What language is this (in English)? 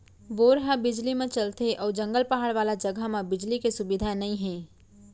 Chhattisgarhi